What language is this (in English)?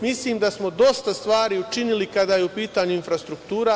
Serbian